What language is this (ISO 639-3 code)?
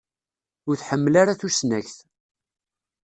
kab